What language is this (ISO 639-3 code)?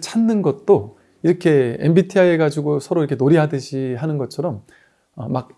kor